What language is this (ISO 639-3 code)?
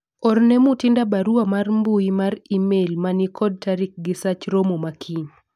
luo